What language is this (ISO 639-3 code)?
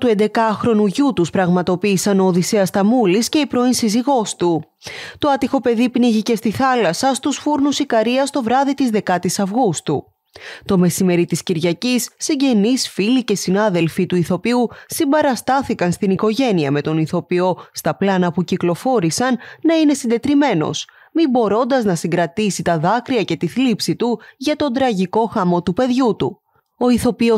ell